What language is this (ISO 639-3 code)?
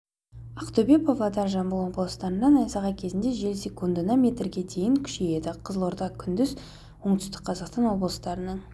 kaz